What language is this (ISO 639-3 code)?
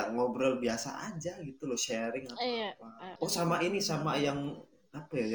ind